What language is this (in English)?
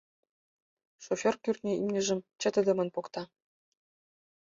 Mari